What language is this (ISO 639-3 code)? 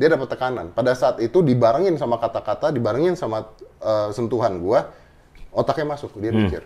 ind